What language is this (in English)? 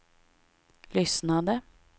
Swedish